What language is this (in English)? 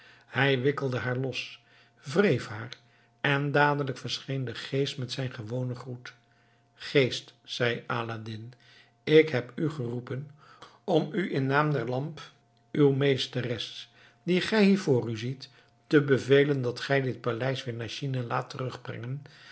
Dutch